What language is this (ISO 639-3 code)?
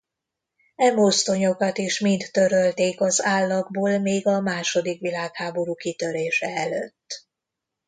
hun